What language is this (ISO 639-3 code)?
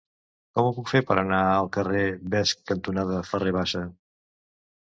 cat